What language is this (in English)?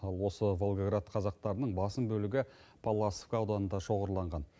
Kazakh